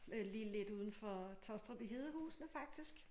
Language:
Danish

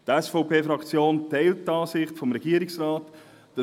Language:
Swiss German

